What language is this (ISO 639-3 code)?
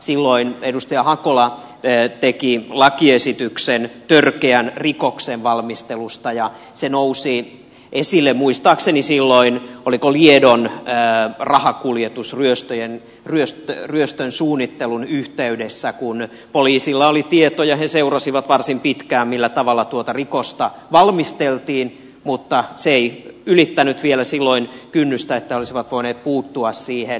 fin